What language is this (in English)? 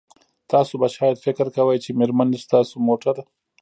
Pashto